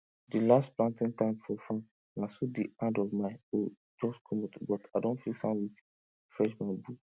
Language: Nigerian Pidgin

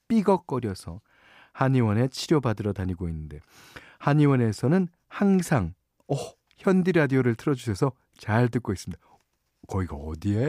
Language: Korean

